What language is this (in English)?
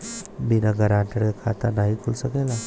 Bhojpuri